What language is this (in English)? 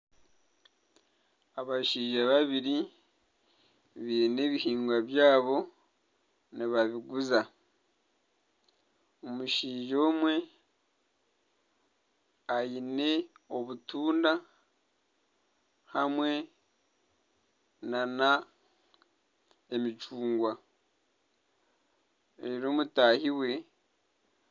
Nyankole